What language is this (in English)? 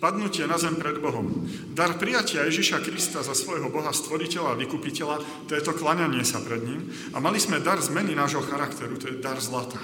Slovak